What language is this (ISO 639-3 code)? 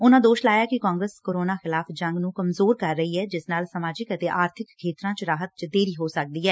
pan